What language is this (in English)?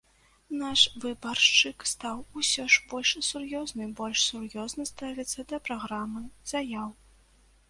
Belarusian